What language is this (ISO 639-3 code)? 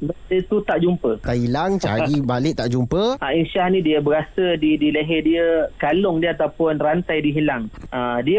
msa